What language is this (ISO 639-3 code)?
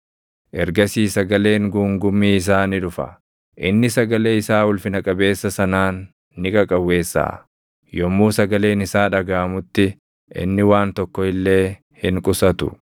orm